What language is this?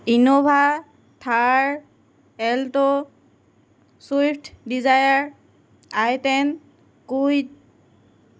Assamese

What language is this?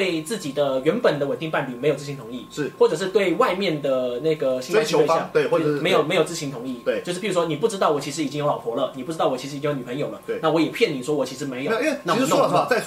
Chinese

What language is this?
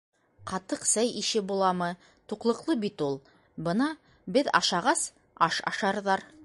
Bashkir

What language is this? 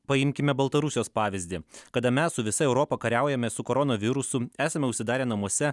Lithuanian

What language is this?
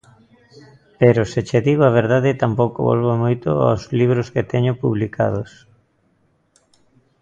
Galician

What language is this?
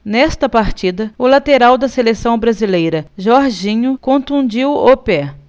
Portuguese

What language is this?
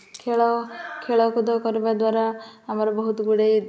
Odia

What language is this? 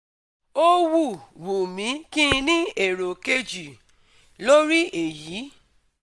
Yoruba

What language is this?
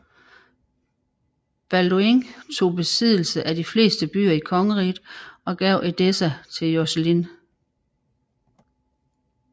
Danish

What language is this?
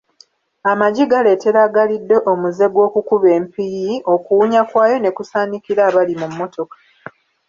Ganda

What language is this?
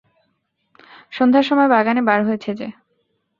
Bangla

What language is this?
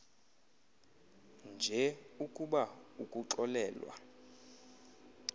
Xhosa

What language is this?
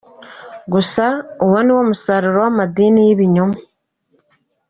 Kinyarwanda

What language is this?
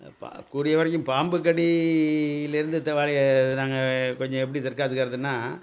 Tamil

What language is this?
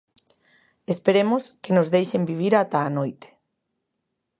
Galician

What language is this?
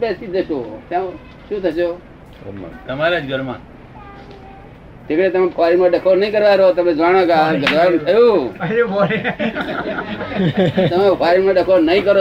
Gujarati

